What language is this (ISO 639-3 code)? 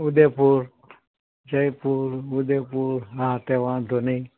guj